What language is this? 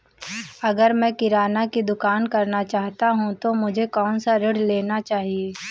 Hindi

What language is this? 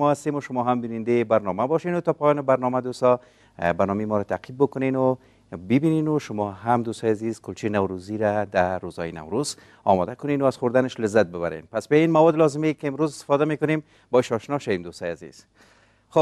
Persian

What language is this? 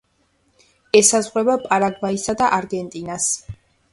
Georgian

